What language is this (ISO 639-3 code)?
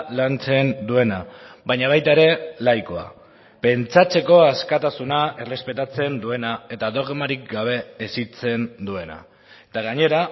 eus